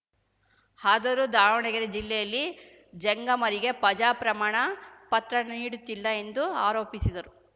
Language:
Kannada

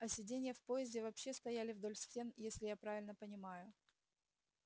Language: Russian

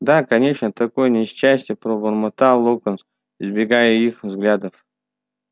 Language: Russian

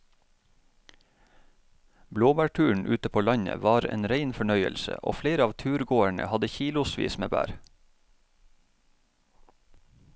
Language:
Norwegian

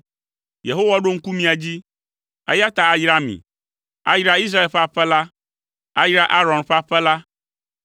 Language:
Ewe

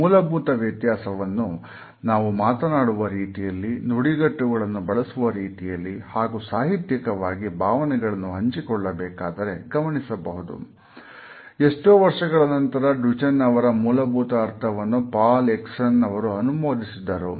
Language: Kannada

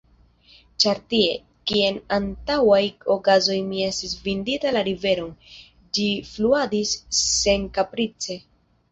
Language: Esperanto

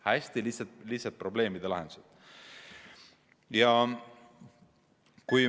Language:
Estonian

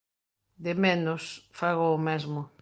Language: Galician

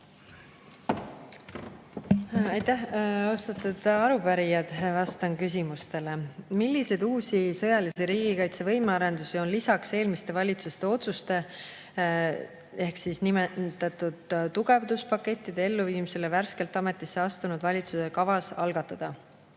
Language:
Estonian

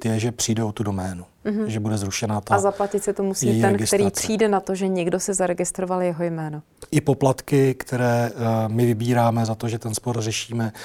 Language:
Czech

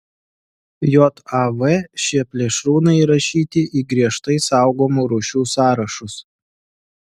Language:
Lithuanian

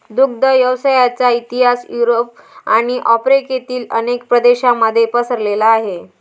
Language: Marathi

